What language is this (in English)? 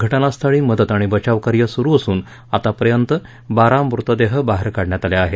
Marathi